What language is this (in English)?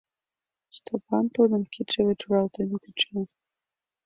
Mari